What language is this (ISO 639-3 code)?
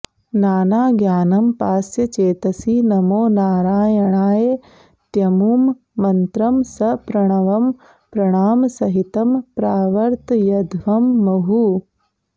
san